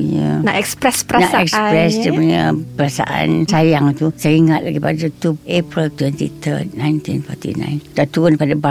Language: Malay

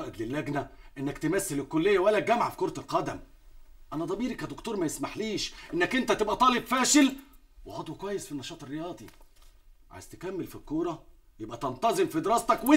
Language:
Arabic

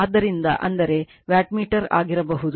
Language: Kannada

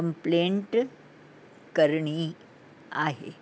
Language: Sindhi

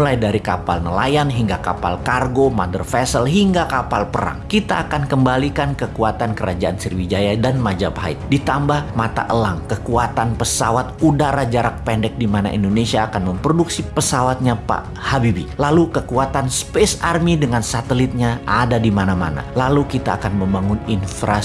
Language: Indonesian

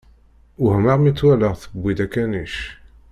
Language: Kabyle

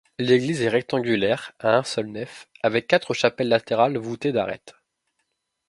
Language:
French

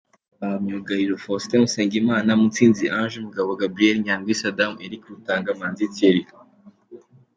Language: Kinyarwanda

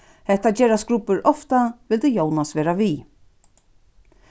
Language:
Faroese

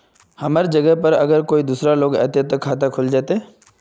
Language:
Magahi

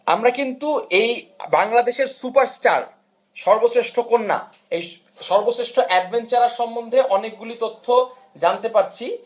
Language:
Bangla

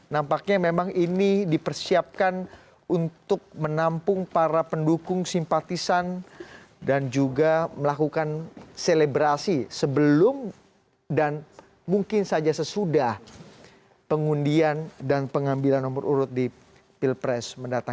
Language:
Indonesian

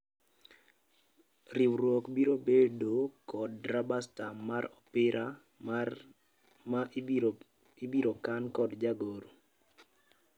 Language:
Luo (Kenya and Tanzania)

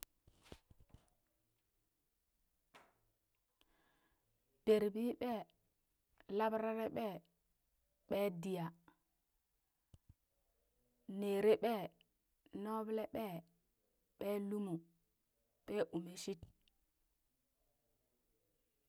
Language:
Burak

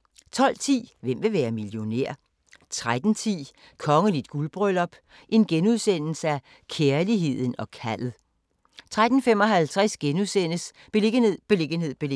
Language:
Danish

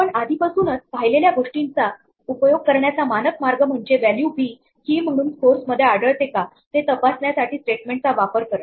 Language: Marathi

